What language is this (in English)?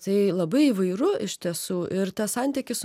Lithuanian